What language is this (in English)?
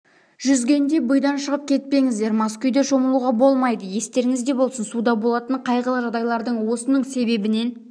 Kazakh